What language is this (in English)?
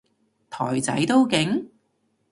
Cantonese